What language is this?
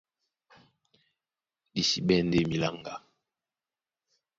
Duala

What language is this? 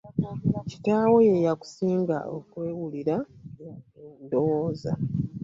Ganda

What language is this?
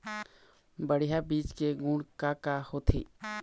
Chhattisgarhi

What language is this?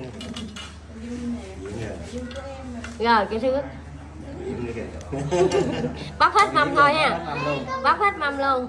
Vietnamese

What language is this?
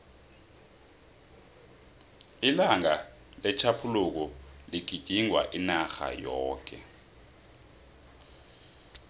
South Ndebele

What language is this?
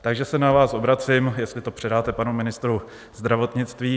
Czech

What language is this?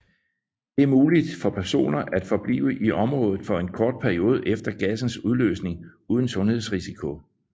Danish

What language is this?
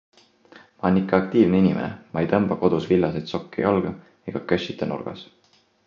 Estonian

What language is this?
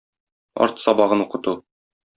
Tatar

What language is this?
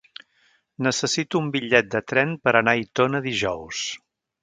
Catalan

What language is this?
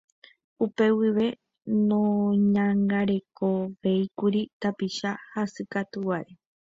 Guarani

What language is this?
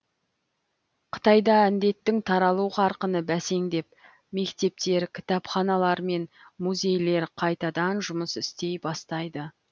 Kazakh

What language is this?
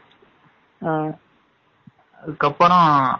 Tamil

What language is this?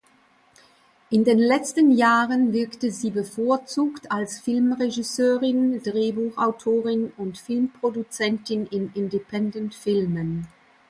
German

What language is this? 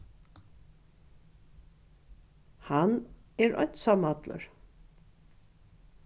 Faroese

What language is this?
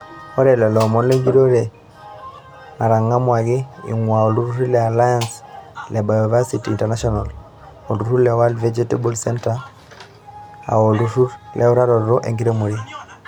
Masai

